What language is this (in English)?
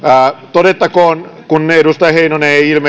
Finnish